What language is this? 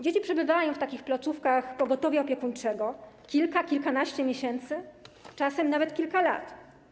Polish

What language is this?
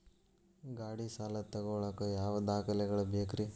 Kannada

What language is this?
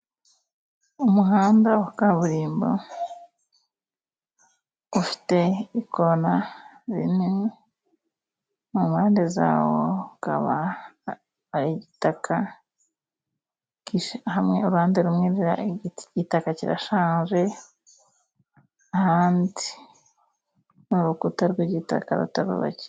Kinyarwanda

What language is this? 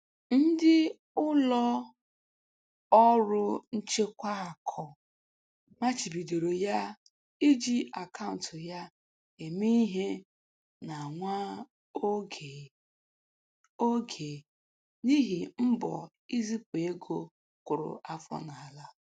Igbo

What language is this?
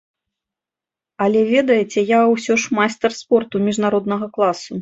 Belarusian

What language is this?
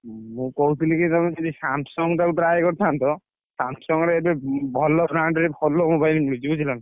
Odia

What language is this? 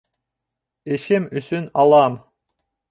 Bashkir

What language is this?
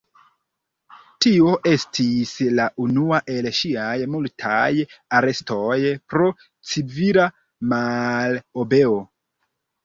Esperanto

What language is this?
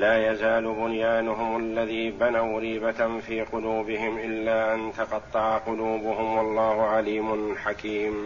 Arabic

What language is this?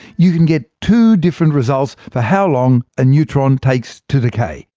English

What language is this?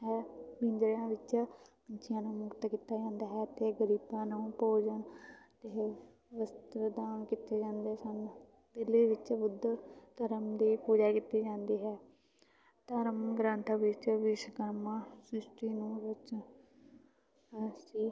Punjabi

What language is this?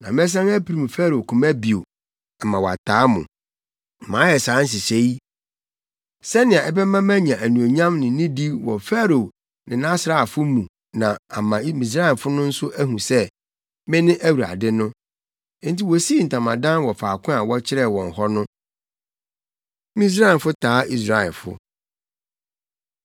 Akan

